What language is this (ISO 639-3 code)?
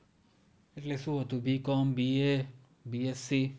guj